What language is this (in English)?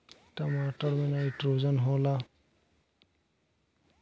Bhojpuri